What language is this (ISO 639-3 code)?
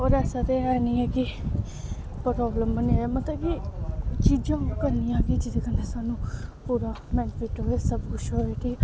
doi